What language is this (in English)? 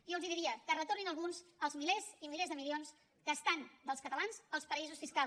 Catalan